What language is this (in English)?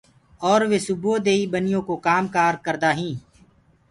Gurgula